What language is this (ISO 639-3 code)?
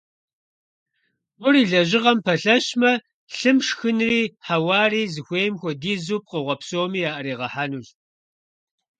kbd